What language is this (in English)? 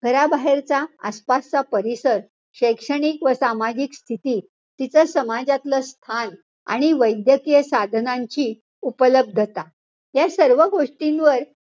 Marathi